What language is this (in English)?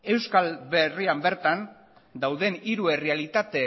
Basque